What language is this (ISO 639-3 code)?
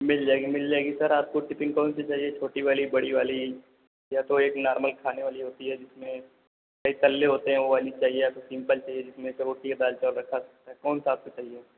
hin